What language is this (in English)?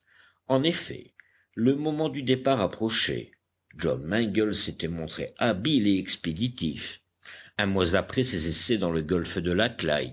French